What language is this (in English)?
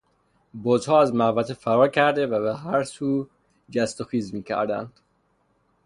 Persian